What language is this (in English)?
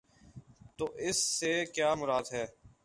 Urdu